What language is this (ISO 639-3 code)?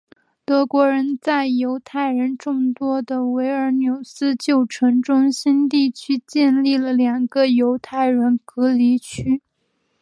zho